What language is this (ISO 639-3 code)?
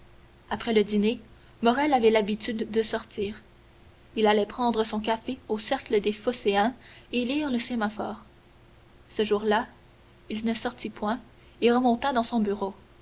fra